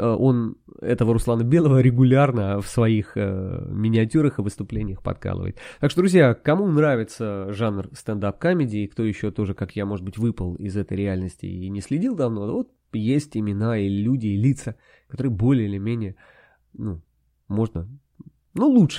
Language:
Russian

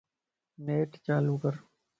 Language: Lasi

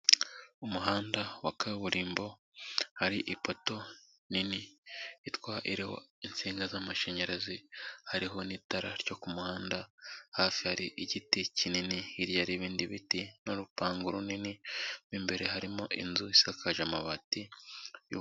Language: Kinyarwanda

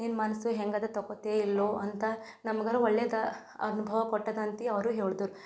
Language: Kannada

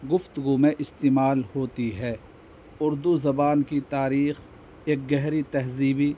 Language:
Urdu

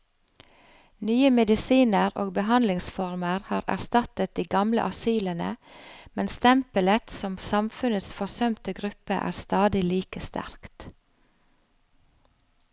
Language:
Norwegian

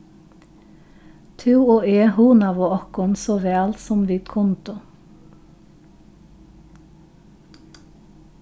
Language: Faroese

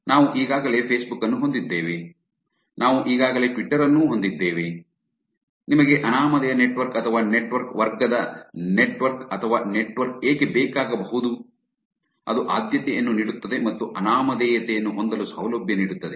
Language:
Kannada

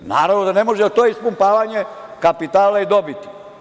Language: Serbian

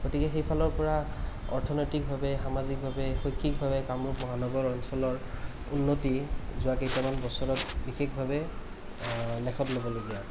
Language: Assamese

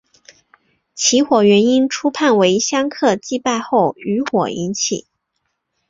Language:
Chinese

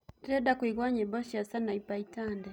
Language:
Kikuyu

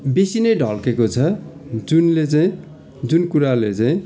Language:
Nepali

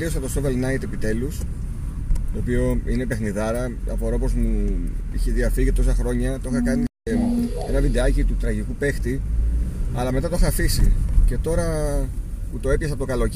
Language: Greek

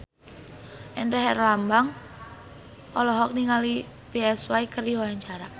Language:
Sundanese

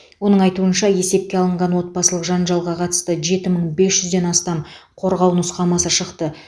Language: Kazakh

